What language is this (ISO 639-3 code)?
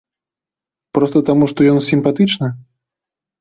bel